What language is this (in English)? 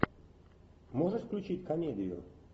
Russian